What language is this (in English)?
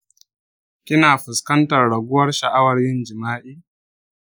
Hausa